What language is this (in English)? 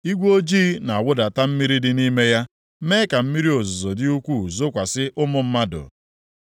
Igbo